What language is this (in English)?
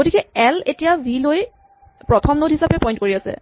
Assamese